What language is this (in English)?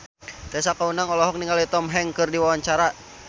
Sundanese